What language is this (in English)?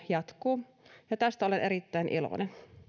Finnish